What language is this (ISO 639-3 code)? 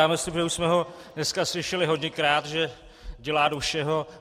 ces